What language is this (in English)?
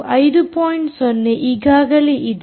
Kannada